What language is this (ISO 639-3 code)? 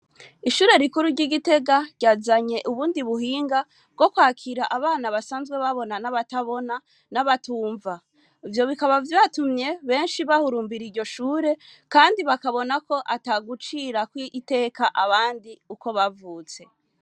run